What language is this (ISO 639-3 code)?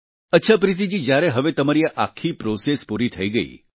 guj